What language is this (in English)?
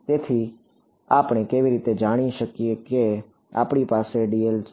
Gujarati